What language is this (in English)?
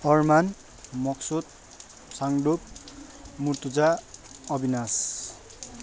Nepali